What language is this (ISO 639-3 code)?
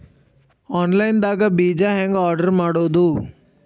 kan